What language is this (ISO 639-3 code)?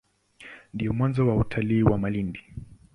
swa